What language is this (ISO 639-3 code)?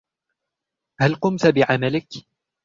ara